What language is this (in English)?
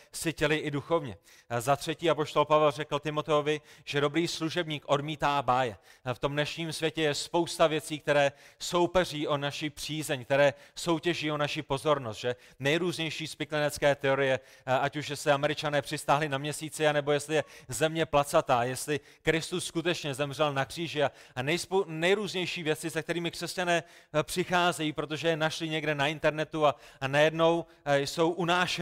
Czech